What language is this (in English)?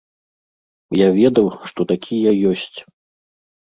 Belarusian